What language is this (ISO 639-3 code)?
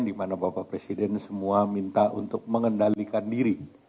ind